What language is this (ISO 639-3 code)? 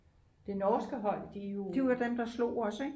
dan